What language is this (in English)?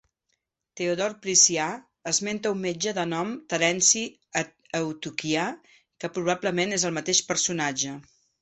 Catalan